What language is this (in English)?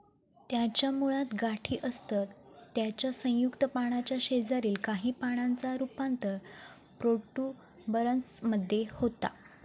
Marathi